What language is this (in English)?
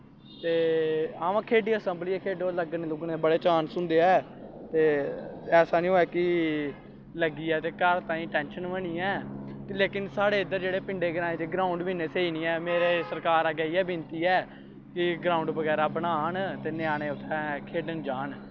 Dogri